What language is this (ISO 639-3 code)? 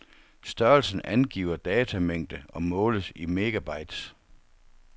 dan